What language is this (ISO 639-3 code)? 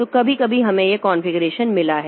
hin